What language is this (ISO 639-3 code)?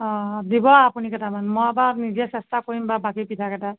asm